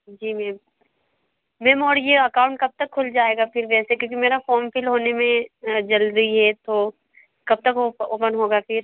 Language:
Hindi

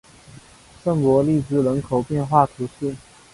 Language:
Chinese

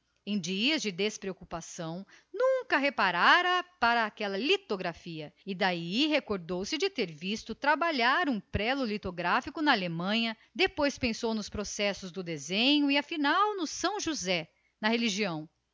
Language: Portuguese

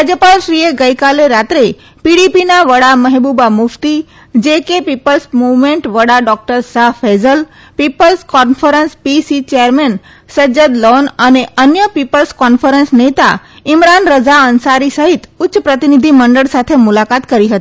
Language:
Gujarati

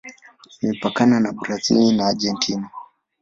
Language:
Swahili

